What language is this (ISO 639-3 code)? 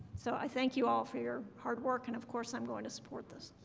eng